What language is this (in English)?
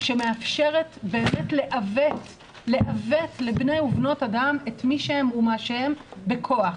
Hebrew